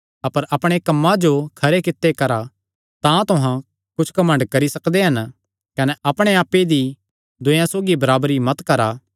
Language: Kangri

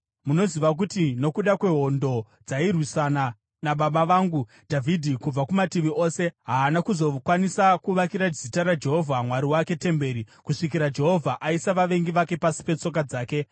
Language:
Shona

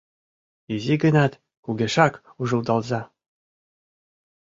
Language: Mari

